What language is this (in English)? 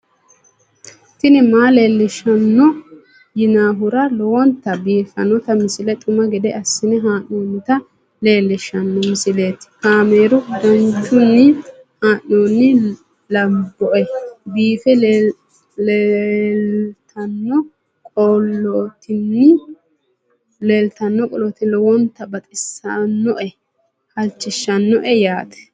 Sidamo